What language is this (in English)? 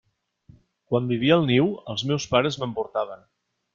Catalan